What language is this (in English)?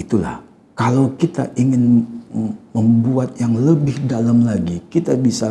Indonesian